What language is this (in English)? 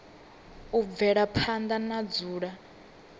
Venda